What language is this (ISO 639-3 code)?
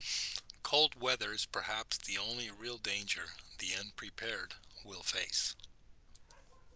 eng